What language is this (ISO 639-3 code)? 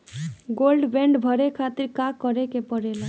bho